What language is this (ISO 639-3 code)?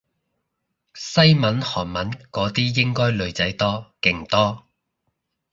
yue